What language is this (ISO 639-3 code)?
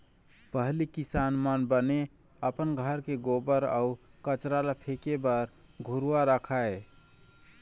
hne